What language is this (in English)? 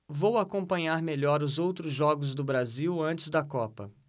Portuguese